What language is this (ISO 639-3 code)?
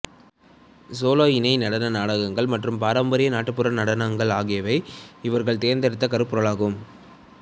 tam